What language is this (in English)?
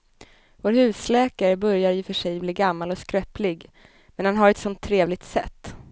Swedish